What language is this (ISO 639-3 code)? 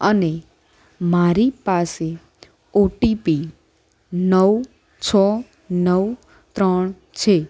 guj